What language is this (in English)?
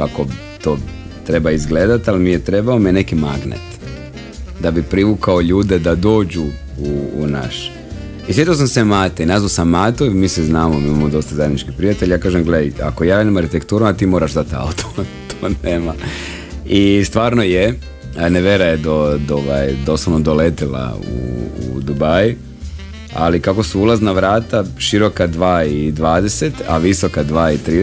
Croatian